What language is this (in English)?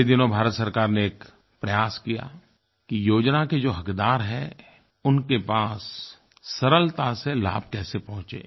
Hindi